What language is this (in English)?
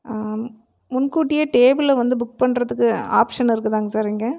Tamil